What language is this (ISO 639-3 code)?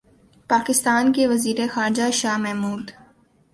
urd